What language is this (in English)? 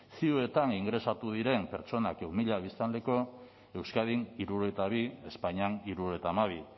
Basque